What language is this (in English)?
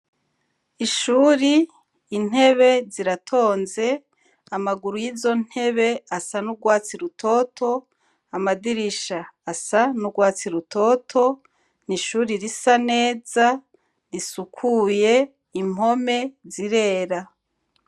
Rundi